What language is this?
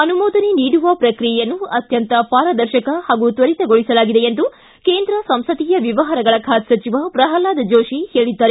Kannada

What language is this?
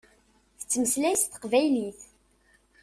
Kabyle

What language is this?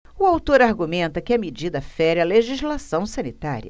Portuguese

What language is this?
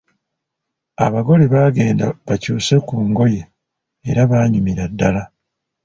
Ganda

